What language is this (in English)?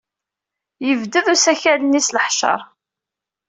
Kabyle